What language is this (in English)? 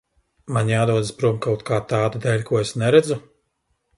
Latvian